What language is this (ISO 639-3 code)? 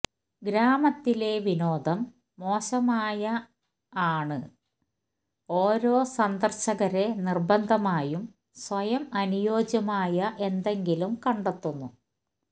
mal